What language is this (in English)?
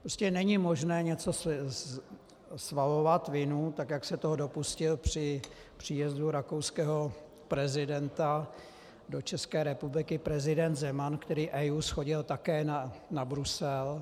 Czech